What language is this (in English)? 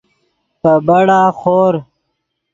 Yidgha